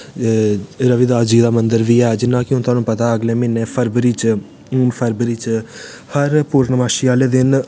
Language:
Dogri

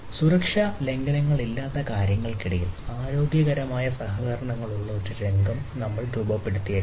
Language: Malayalam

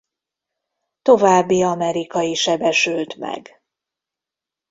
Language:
Hungarian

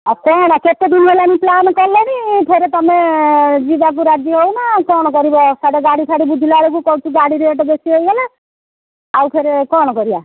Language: Odia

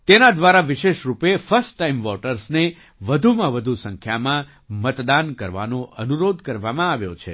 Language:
Gujarati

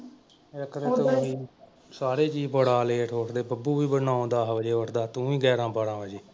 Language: Punjabi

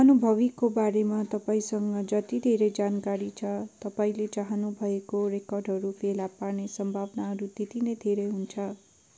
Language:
Nepali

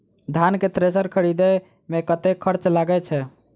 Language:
Maithili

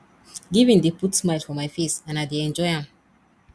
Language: Nigerian Pidgin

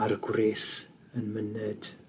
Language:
Welsh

